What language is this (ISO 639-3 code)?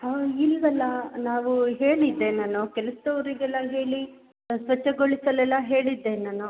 kan